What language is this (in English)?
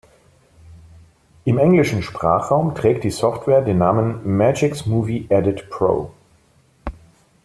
German